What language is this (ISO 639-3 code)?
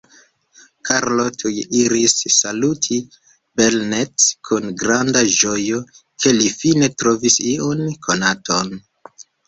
epo